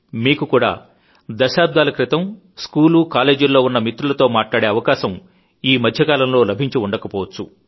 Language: Telugu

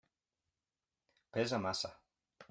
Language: Catalan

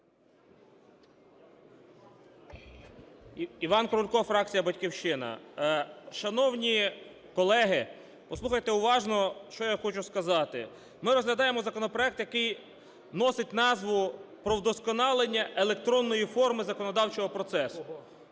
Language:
Ukrainian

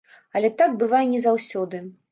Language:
Belarusian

